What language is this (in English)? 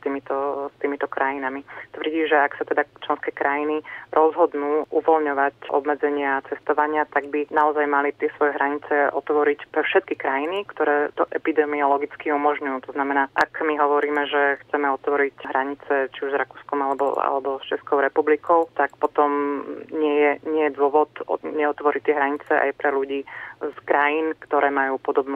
Slovak